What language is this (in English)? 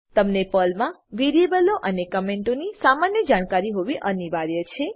Gujarati